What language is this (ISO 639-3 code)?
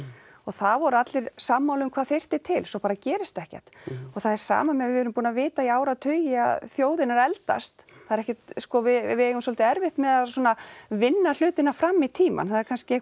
isl